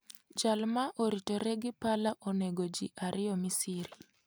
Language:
Luo (Kenya and Tanzania)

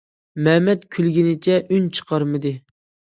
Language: Uyghur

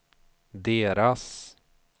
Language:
Swedish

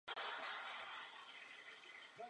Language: Czech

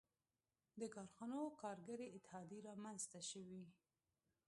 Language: Pashto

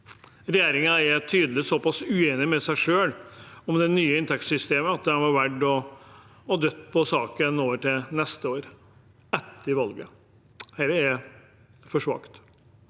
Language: Norwegian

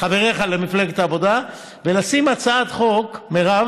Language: Hebrew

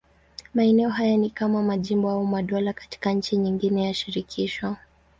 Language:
Swahili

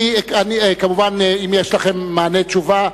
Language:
Hebrew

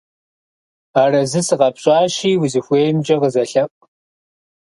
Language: Kabardian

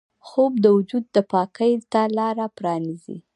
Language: Pashto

